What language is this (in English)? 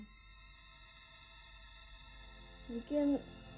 Indonesian